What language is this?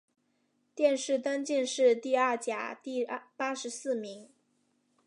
Chinese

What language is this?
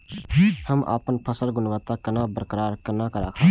Maithili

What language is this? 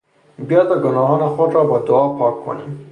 Persian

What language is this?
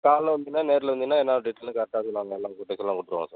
Tamil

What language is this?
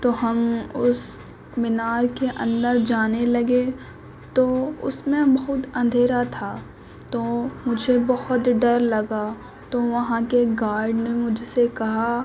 Urdu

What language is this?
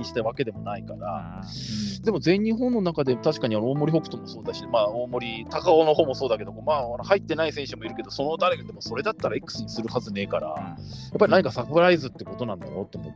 Japanese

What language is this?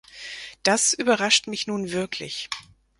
German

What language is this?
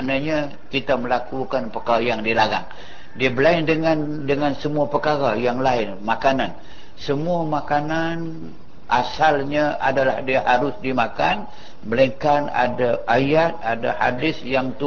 Malay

